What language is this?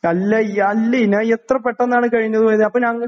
Malayalam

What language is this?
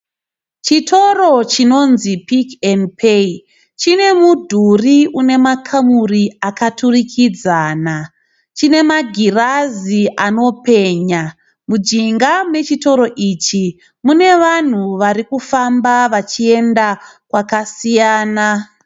Shona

